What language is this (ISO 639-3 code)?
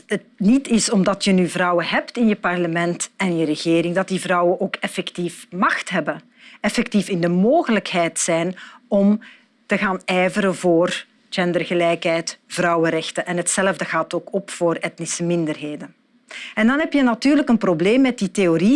nld